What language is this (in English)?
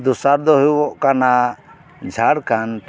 Santali